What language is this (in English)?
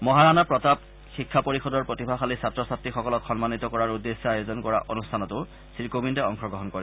Assamese